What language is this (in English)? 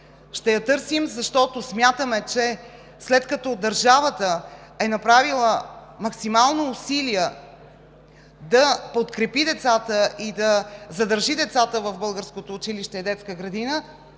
Bulgarian